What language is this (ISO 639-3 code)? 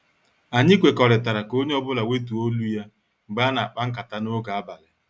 ibo